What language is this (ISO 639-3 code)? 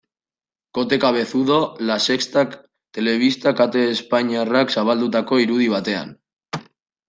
eus